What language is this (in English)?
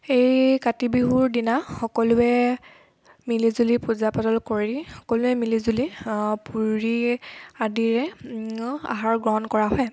Assamese